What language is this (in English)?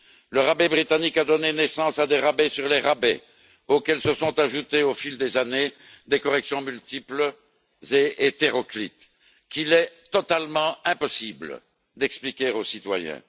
French